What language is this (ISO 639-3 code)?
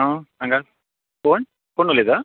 kok